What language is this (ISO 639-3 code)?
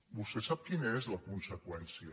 cat